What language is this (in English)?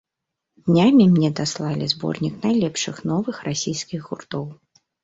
Belarusian